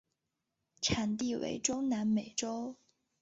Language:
Chinese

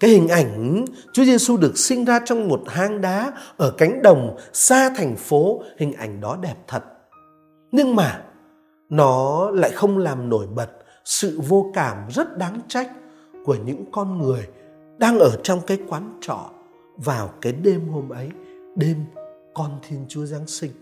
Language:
Vietnamese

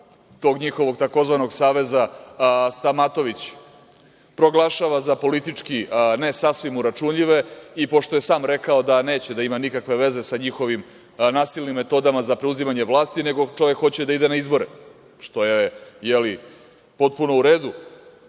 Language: Serbian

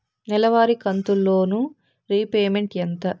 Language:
Telugu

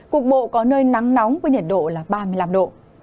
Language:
Vietnamese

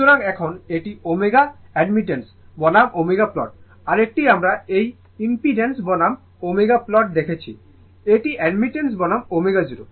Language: Bangla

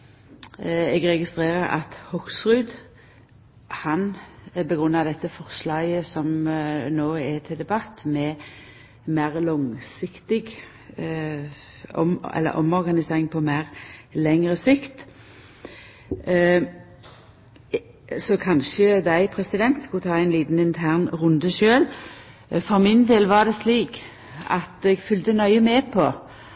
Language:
Norwegian Nynorsk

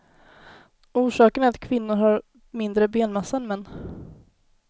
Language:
Swedish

